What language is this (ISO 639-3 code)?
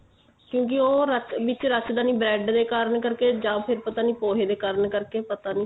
pan